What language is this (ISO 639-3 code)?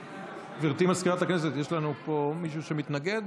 heb